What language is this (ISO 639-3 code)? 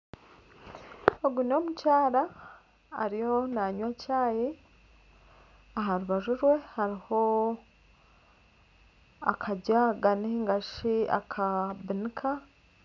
nyn